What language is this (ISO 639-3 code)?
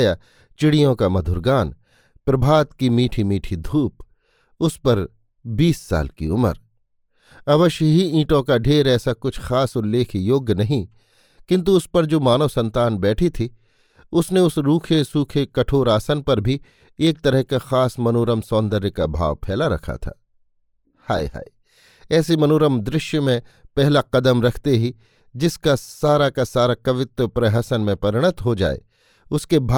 hin